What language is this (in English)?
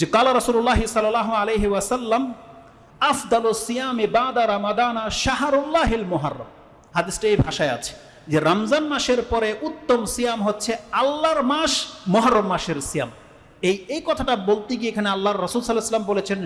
Indonesian